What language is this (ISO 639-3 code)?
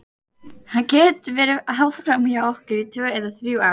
isl